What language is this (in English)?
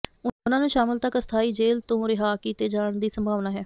Punjabi